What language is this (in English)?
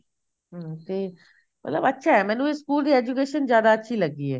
Punjabi